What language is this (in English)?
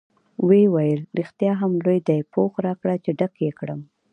Pashto